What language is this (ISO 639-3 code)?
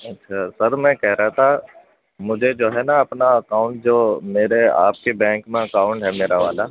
urd